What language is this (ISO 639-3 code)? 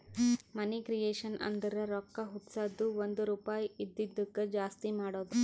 kan